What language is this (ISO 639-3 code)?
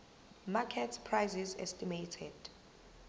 zul